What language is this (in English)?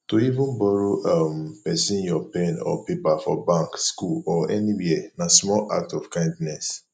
Nigerian Pidgin